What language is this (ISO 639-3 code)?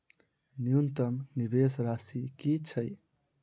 mai